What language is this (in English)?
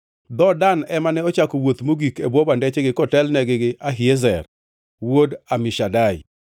Luo (Kenya and Tanzania)